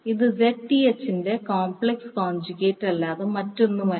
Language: Malayalam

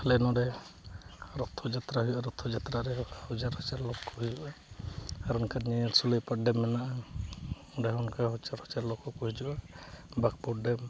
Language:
Santali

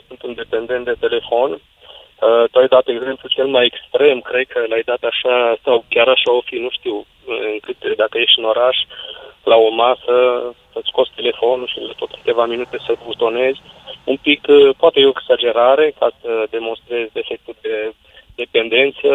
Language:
Romanian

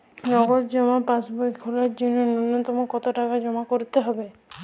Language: Bangla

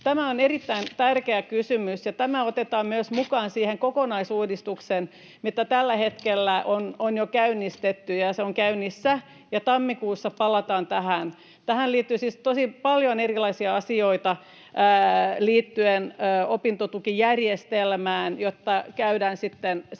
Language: Finnish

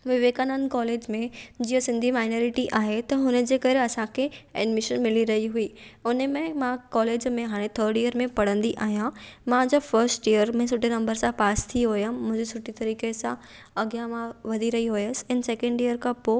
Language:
Sindhi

